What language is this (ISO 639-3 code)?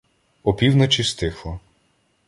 ukr